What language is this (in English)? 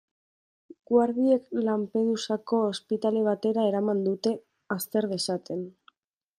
Basque